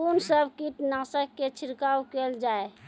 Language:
Maithili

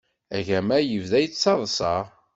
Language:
Kabyle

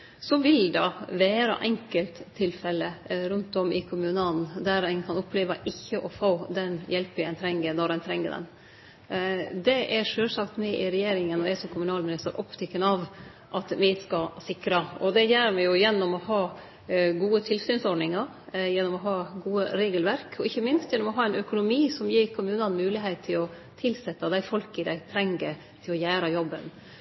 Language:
Norwegian Nynorsk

